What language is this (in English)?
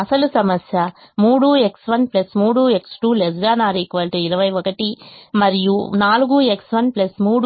Telugu